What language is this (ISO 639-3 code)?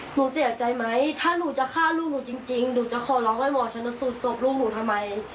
tha